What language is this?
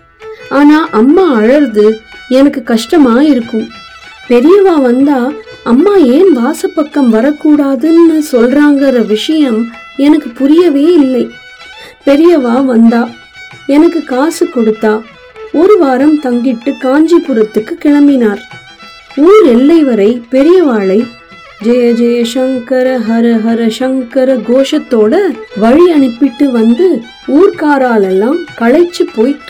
Tamil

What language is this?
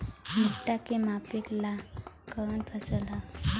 Bhojpuri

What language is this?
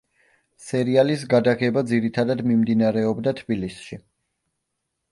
Georgian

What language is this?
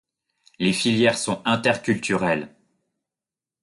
French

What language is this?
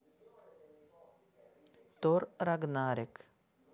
Russian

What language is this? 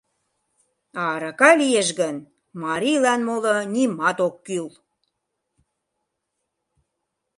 Mari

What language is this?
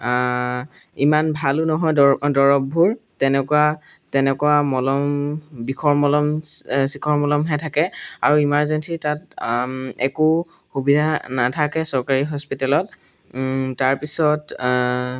Assamese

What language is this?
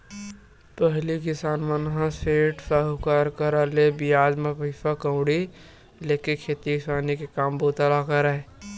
Chhattisgarhi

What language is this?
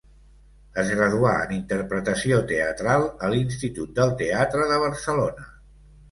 Catalan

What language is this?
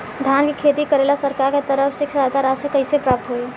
Bhojpuri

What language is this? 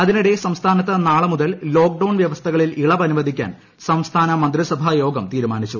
Malayalam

